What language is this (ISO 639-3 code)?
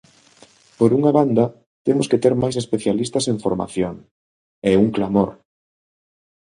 glg